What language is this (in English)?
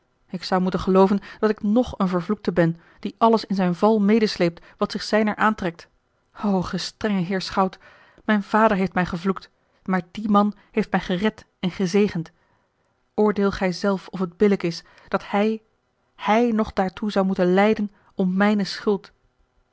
Dutch